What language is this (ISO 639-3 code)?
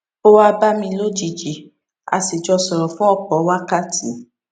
yor